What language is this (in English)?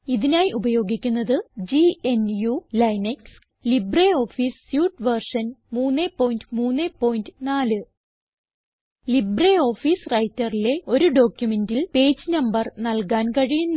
Malayalam